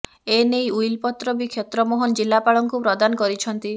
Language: Odia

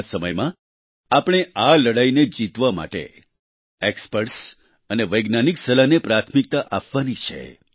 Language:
Gujarati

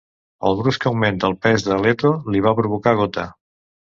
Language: Catalan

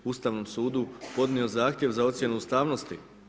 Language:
Croatian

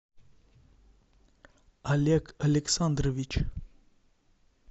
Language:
Russian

